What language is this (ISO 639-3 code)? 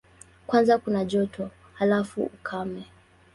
swa